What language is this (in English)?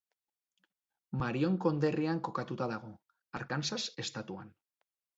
Basque